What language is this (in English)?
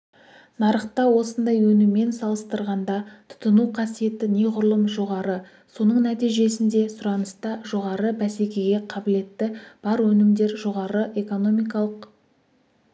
Kazakh